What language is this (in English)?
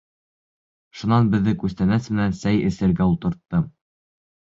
Bashkir